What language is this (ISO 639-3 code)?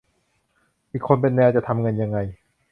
tha